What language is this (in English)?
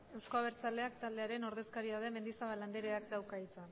Basque